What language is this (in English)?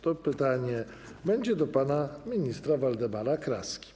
Polish